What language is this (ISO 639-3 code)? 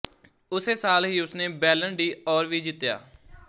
pan